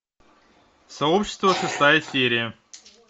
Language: Russian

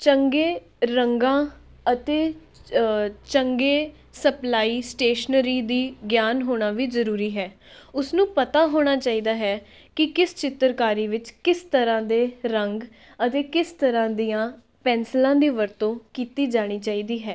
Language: Punjabi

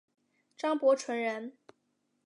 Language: Chinese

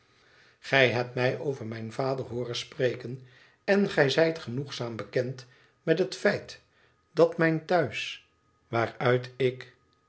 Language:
Dutch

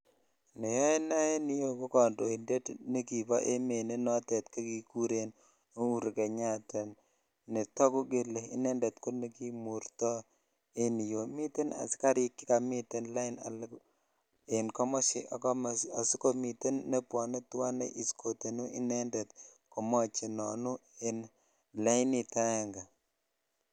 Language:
Kalenjin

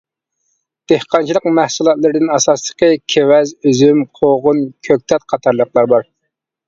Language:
Uyghur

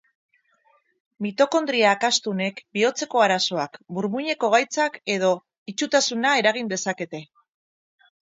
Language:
Basque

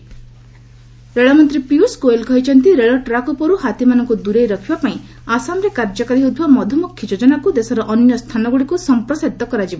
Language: Odia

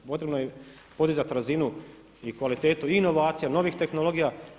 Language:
Croatian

